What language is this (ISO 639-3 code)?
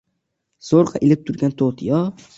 uzb